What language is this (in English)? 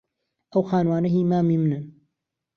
Central Kurdish